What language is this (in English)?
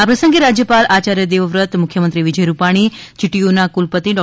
Gujarati